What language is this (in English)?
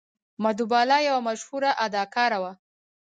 Pashto